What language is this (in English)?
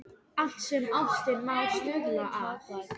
Icelandic